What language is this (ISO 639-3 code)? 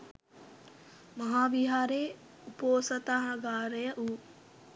sin